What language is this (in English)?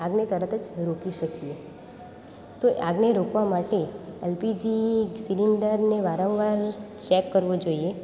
Gujarati